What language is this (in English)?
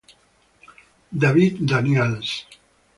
Italian